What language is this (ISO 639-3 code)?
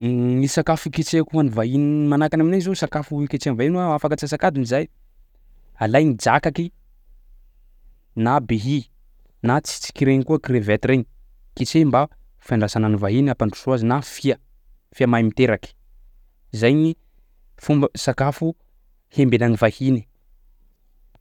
skg